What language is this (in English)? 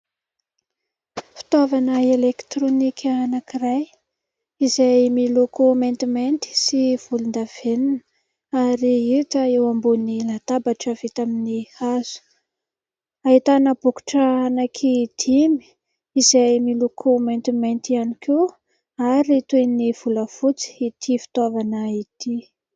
Malagasy